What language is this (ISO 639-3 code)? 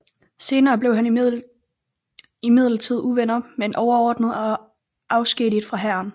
dan